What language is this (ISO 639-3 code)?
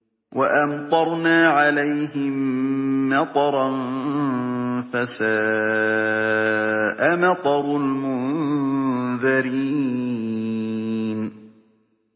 ara